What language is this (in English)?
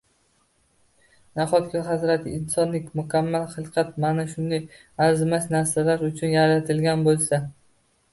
Uzbek